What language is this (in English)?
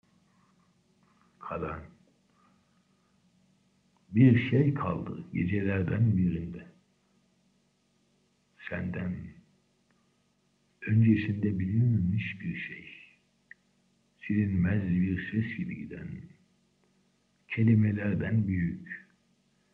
Turkish